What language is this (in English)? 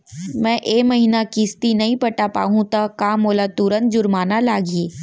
Chhattisgarhi